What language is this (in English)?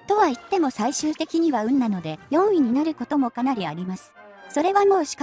Japanese